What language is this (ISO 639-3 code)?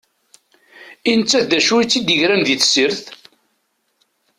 kab